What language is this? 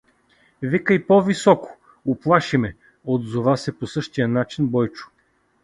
Bulgarian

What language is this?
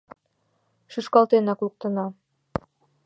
Mari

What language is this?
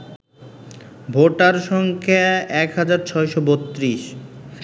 Bangla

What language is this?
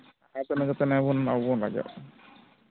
Santali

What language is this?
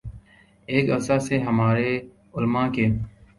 Urdu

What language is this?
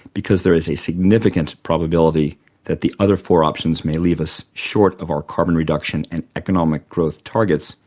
English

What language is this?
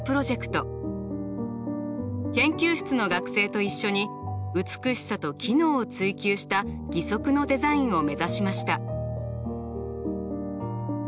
Japanese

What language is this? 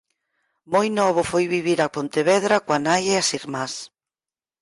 Galician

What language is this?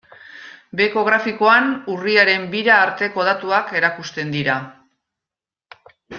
Basque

